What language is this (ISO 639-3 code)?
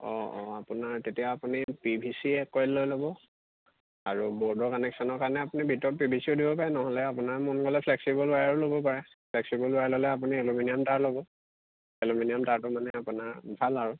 asm